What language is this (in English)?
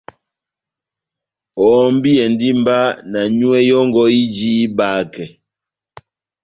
Batanga